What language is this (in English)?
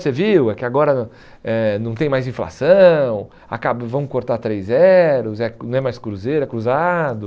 Portuguese